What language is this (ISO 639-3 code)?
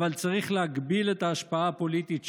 heb